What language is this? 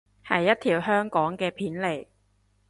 Cantonese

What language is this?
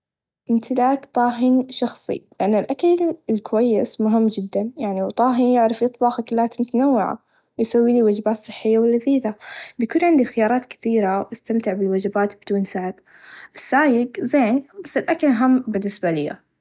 Najdi Arabic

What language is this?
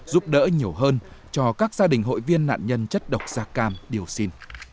Vietnamese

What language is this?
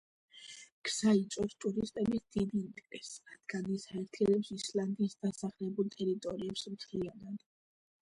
Georgian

